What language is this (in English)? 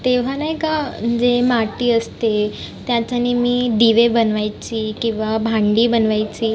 Marathi